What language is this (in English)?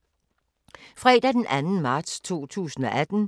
Danish